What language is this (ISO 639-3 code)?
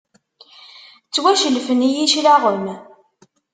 kab